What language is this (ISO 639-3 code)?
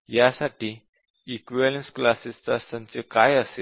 mar